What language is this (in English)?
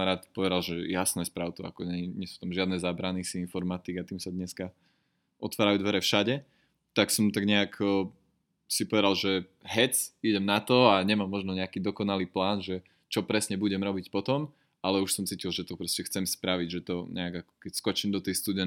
Slovak